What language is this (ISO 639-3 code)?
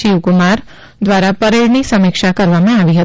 guj